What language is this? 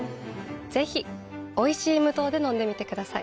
Japanese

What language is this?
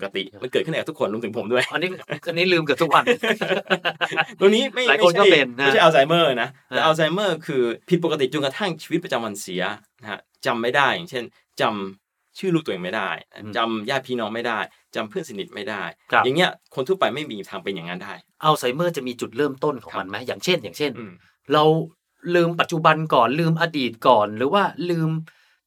Thai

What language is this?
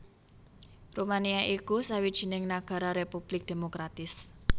Javanese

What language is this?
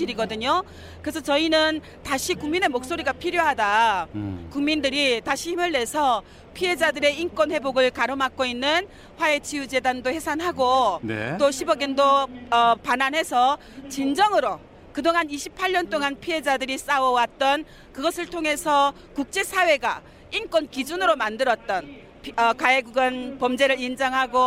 Korean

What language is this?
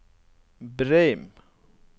Norwegian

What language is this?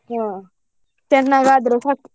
Kannada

